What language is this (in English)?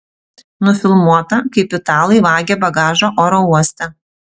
Lithuanian